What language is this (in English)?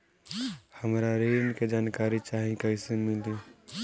Bhojpuri